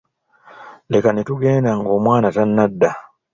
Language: Ganda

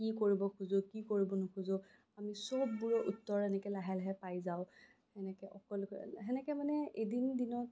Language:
Assamese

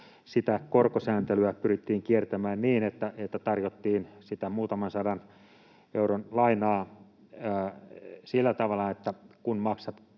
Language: Finnish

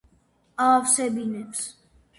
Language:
Georgian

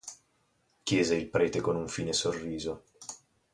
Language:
Italian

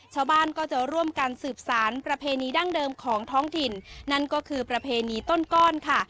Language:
Thai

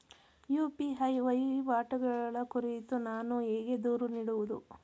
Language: Kannada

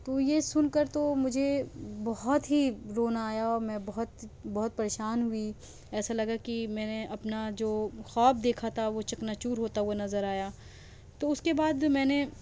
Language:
Urdu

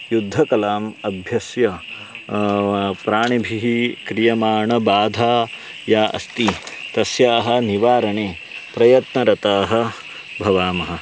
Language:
Sanskrit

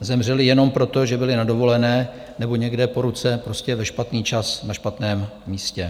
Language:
Czech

